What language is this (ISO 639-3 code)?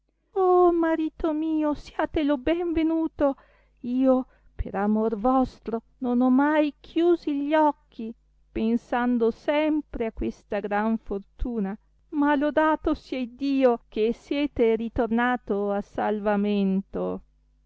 ita